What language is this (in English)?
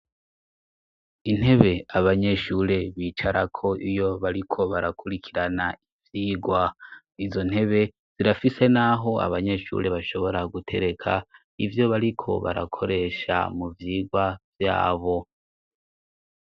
Rundi